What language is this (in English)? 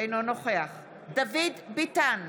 Hebrew